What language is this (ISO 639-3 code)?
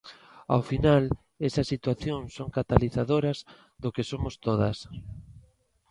glg